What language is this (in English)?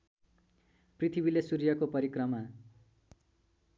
Nepali